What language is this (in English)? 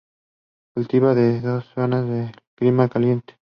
Spanish